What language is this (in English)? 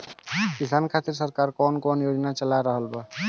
Bhojpuri